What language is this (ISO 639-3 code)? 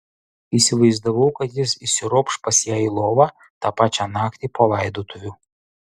lit